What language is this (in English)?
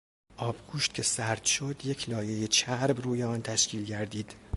Persian